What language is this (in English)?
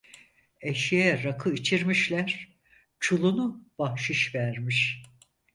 Turkish